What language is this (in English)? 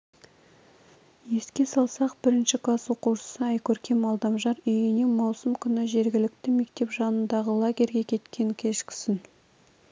Kazakh